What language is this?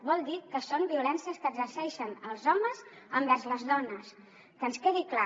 Catalan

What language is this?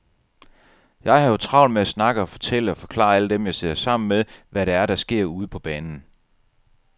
Danish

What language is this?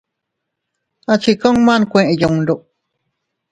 Teutila Cuicatec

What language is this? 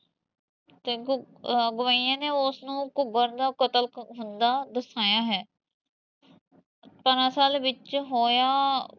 Punjabi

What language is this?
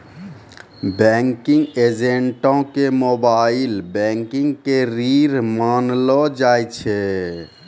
Maithili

